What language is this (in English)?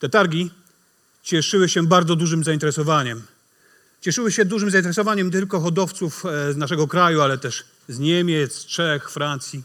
Polish